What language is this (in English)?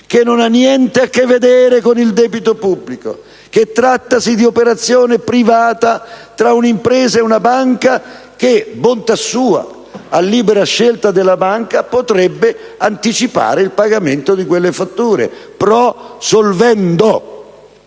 Italian